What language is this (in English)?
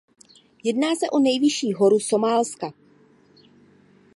Czech